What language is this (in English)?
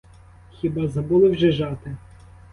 Ukrainian